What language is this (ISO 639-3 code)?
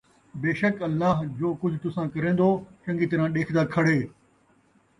skr